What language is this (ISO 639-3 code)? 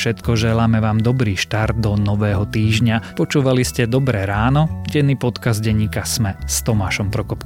slk